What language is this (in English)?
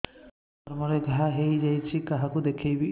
Odia